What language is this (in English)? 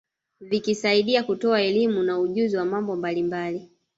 Swahili